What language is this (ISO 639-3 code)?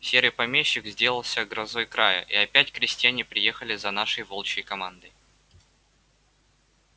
rus